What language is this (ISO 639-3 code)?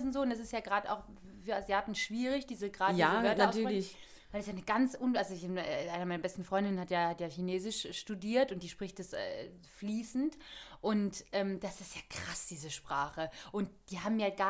deu